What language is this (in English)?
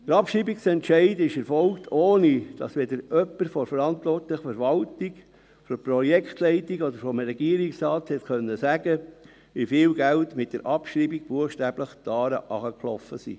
Swiss German